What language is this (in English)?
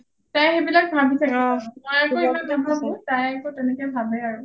Assamese